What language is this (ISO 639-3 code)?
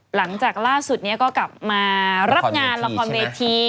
tha